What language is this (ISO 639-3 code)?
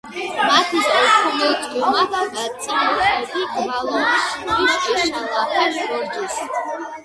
xmf